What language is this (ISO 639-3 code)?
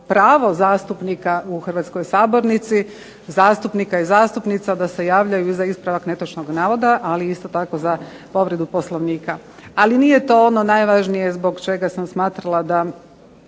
hrv